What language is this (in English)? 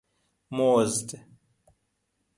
Persian